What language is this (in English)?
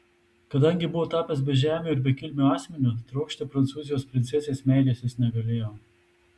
Lithuanian